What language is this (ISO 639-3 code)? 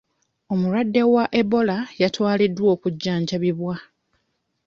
lug